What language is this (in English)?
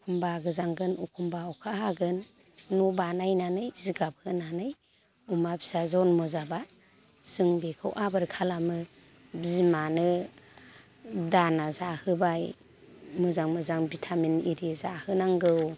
Bodo